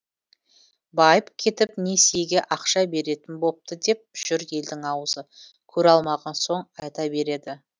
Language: Kazakh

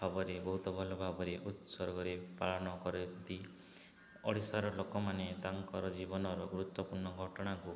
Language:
Odia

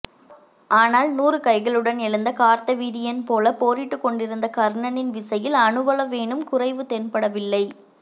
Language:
Tamil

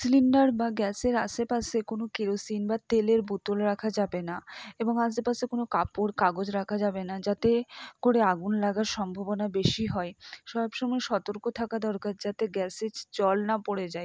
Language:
Bangla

